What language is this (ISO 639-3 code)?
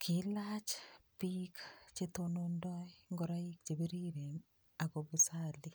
kln